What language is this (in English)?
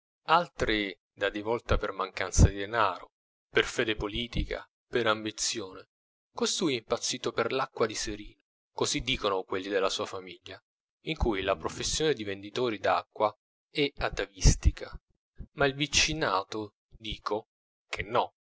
Italian